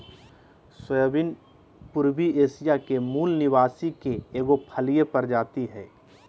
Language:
Magahi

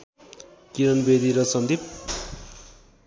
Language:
Nepali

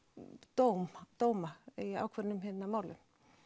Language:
Icelandic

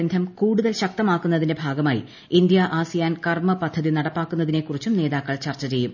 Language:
Malayalam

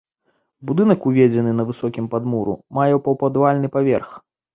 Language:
Belarusian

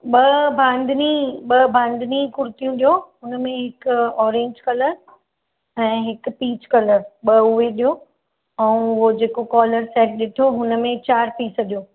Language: Sindhi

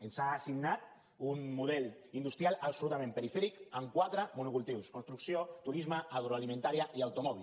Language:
Catalan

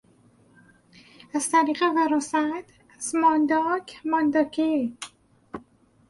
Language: Persian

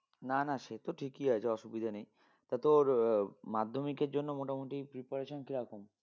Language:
Bangla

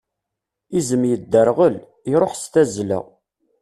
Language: Kabyle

